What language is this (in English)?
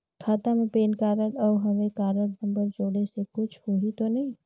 Chhattisgarhi